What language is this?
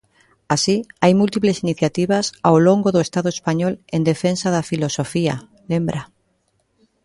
Galician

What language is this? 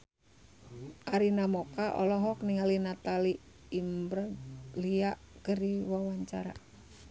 Sundanese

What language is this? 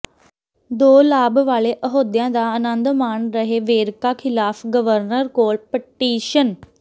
Punjabi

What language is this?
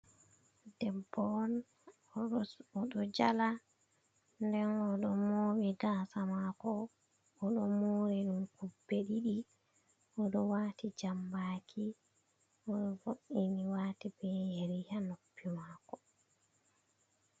Fula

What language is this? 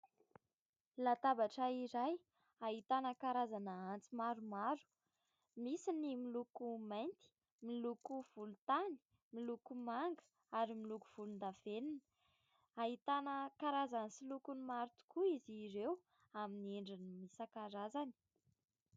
Malagasy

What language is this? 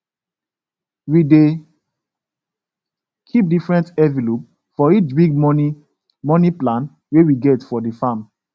Nigerian Pidgin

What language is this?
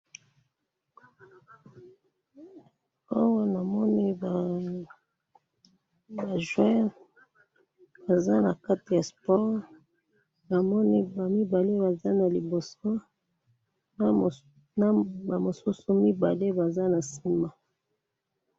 Lingala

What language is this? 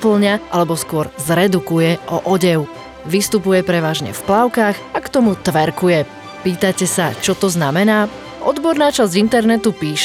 Slovak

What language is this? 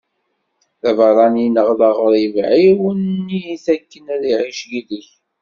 Kabyle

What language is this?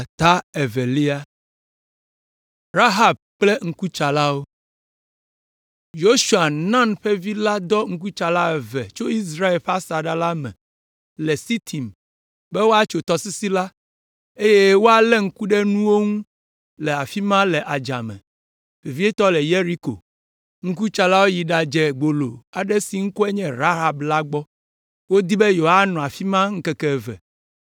Ewe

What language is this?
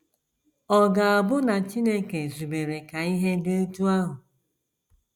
Igbo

